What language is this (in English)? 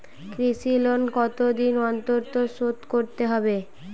Bangla